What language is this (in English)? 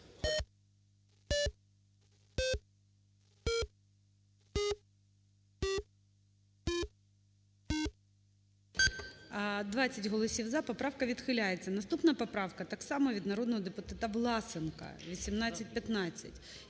Ukrainian